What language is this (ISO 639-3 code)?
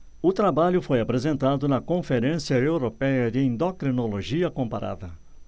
por